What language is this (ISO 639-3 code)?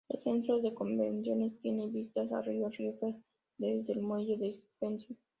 spa